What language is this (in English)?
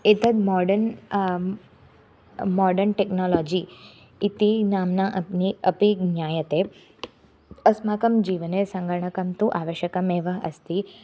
Sanskrit